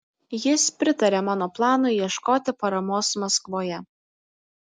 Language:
Lithuanian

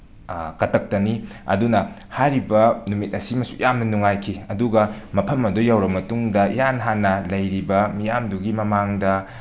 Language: Manipuri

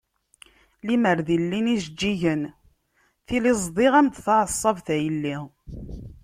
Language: Kabyle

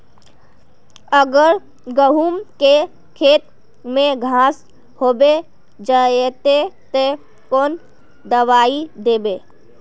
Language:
Magahi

